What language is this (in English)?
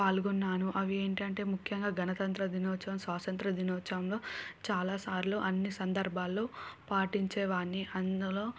Telugu